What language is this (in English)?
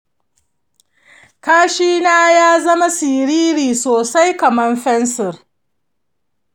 Hausa